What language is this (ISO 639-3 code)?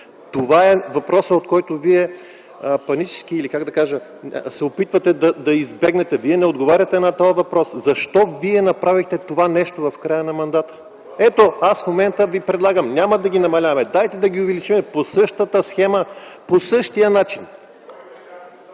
bul